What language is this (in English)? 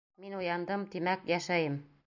Bashkir